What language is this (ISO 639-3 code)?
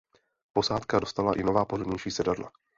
ces